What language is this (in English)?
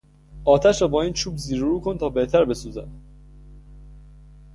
Persian